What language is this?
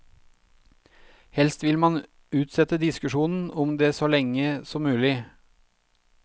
Norwegian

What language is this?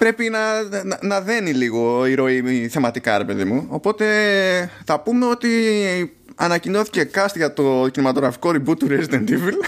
Greek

